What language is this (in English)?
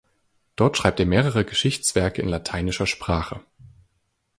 German